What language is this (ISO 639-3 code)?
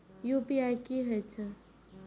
mai